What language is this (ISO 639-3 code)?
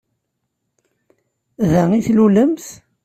kab